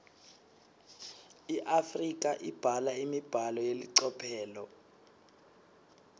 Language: Swati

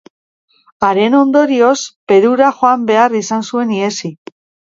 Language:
Basque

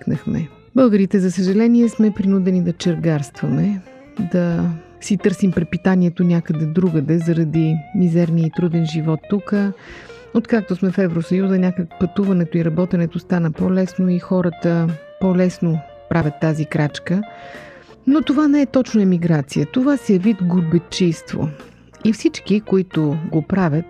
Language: Bulgarian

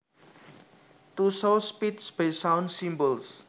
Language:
Javanese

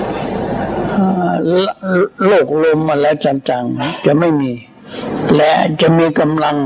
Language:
Thai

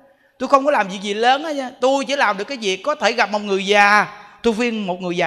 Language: Vietnamese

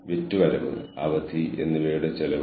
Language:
Malayalam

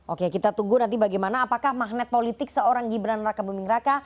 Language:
Indonesian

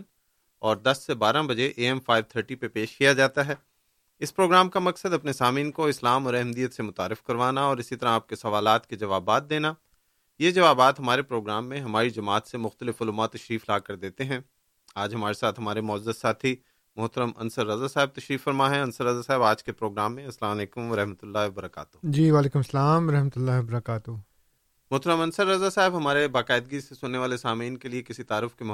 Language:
Urdu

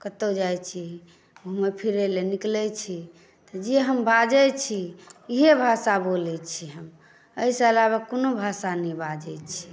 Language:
Maithili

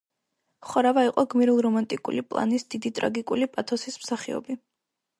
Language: Georgian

